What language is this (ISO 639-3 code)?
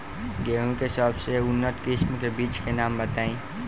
bho